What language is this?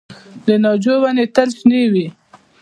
Pashto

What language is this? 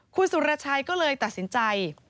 Thai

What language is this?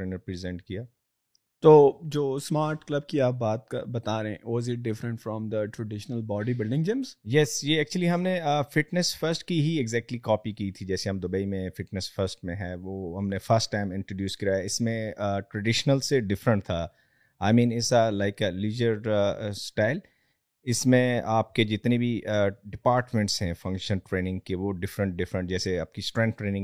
Urdu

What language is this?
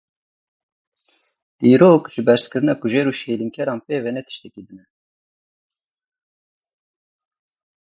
Kurdish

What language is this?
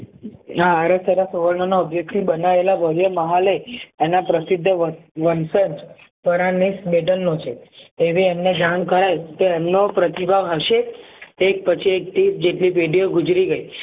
Gujarati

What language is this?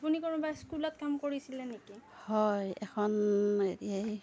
Assamese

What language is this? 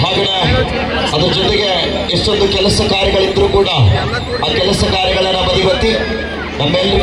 Arabic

